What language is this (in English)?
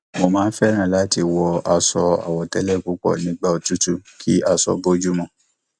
Yoruba